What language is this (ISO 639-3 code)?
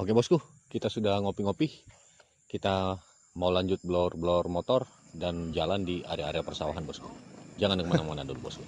ind